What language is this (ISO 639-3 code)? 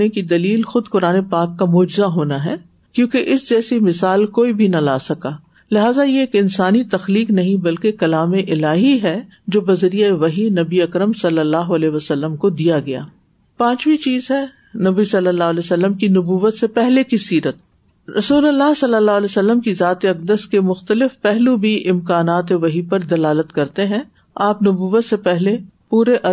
urd